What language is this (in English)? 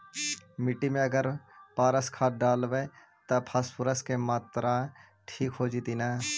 Magahi